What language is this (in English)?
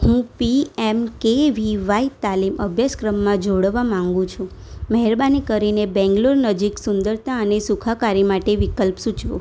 Gujarati